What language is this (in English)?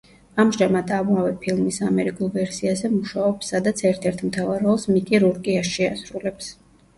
Georgian